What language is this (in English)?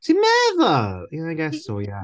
Welsh